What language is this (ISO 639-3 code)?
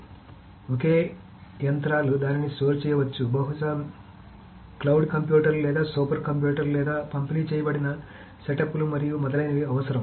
tel